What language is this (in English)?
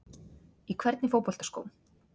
Icelandic